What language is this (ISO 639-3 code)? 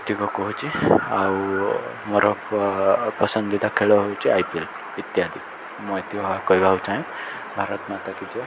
ori